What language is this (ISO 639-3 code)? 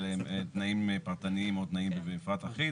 heb